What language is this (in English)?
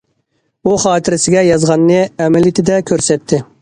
Uyghur